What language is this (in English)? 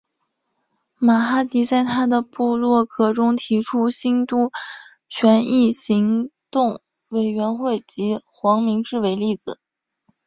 Chinese